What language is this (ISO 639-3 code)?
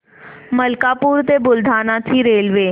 mar